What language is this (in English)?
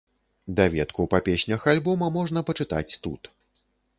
Belarusian